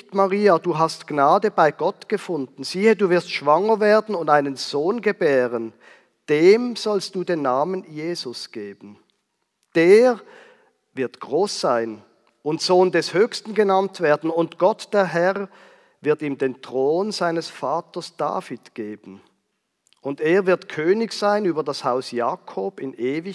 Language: German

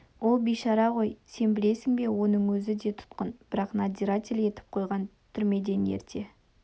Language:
Kazakh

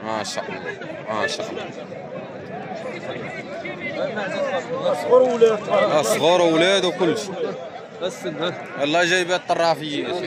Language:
Arabic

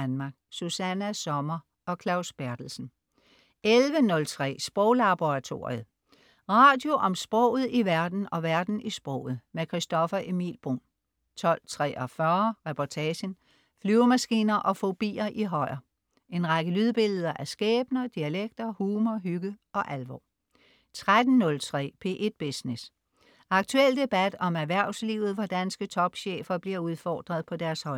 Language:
Danish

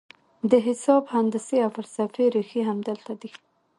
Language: Pashto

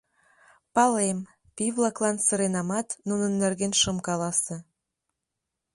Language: Mari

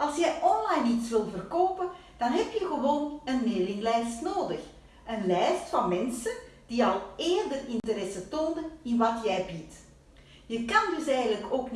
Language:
Dutch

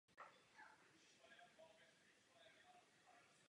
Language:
Czech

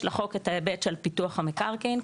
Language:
Hebrew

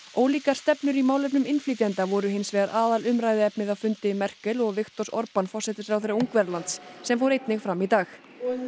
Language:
Icelandic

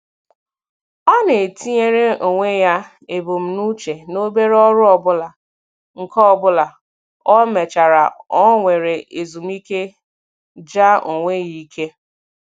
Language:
Igbo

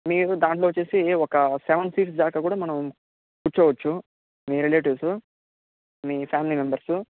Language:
Telugu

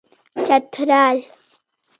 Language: Pashto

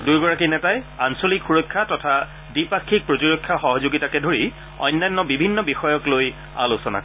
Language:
Assamese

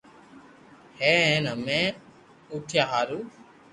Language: Loarki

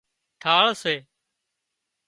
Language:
Wadiyara Koli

